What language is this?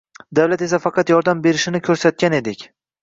Uzbek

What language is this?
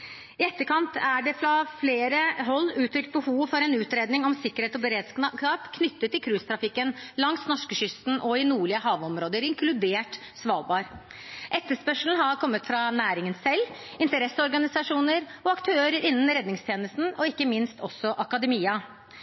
Norwegian Bokmål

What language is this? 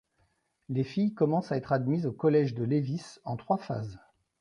French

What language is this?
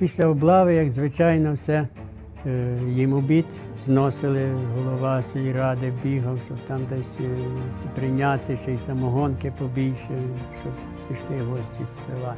Ukrainian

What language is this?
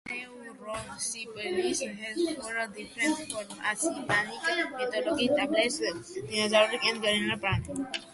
English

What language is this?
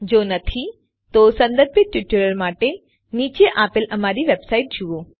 Gujarati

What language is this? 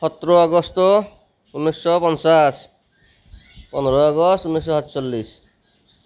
Assamese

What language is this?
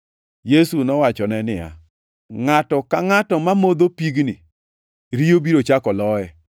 Luo (Kenya and Tanzania)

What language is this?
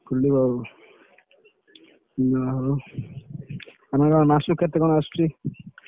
Odia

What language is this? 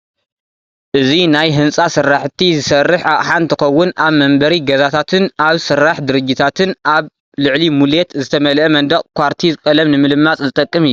Tigrinya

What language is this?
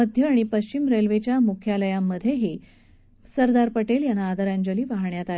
Marathi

